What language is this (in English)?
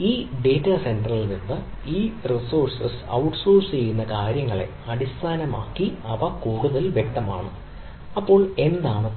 Malayalam